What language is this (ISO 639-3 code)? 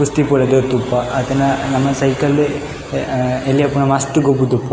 tcy